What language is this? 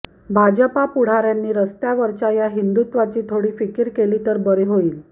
Marathi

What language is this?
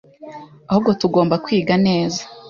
Kinyarwanda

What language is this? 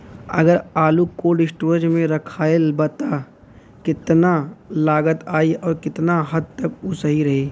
Bhojpuri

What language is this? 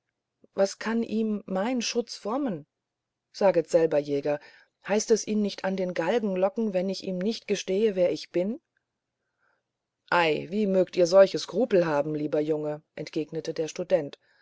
German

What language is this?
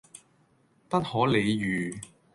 Cantonese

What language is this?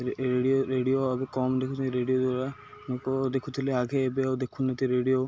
Odia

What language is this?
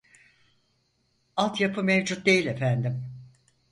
Turkish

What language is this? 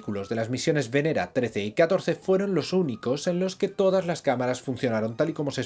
Spanish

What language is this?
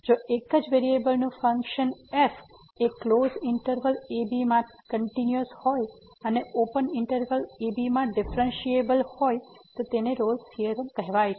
Gujarati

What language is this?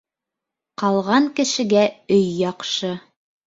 Bashkir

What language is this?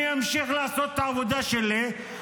Hebrew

